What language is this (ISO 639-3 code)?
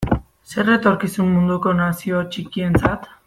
eus